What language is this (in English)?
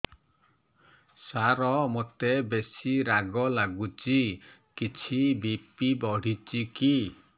Odia